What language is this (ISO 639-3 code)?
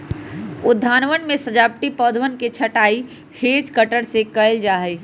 mag